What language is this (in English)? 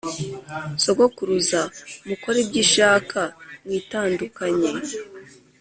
Kinyarwanda